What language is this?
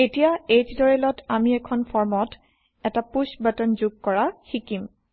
Assamese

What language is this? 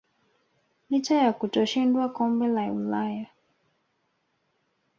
Swahili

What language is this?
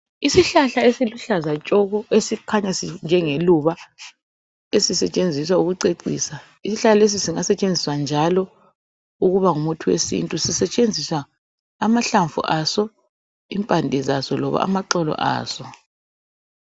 North Ndebele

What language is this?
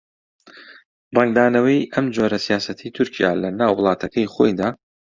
Central Kurdish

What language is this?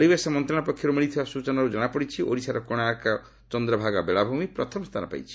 Odia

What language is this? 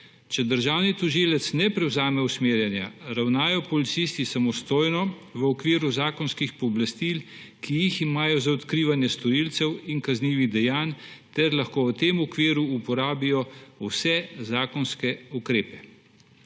Slovenian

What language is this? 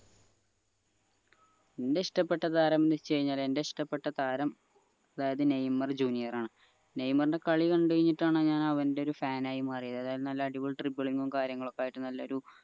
Malayalam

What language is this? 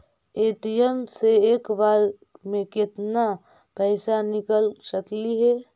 Magahi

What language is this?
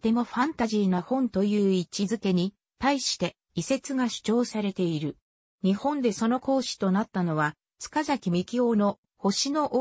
Japanese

